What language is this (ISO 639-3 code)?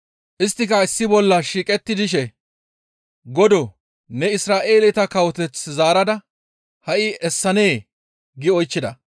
gmv